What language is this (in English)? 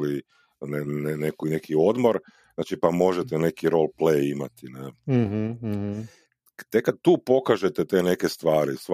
Croatian